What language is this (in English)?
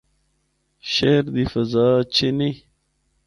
Northern Hindko